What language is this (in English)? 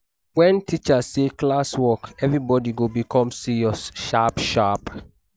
Nigerian Pidgin